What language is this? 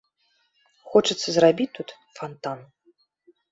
Belarusian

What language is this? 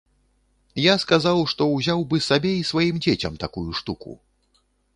Belarusian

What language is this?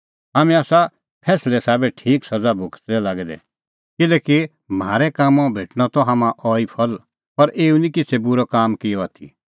Kullu Pahari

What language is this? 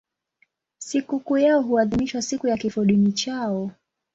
Swahili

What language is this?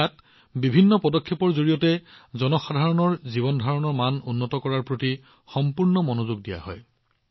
Assamese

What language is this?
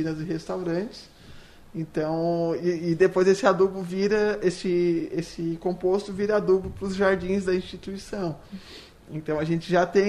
Portuguese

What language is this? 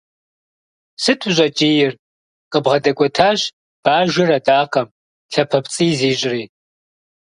Kabardian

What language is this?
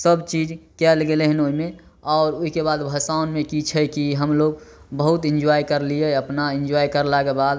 Maithili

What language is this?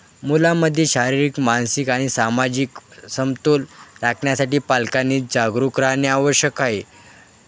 Marathi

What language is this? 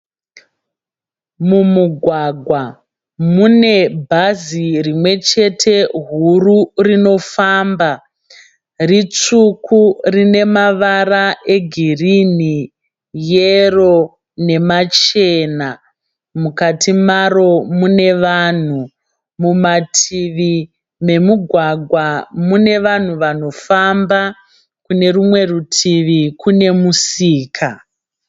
Shona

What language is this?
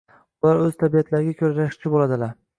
Uzbek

